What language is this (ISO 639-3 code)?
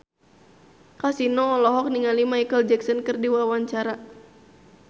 sun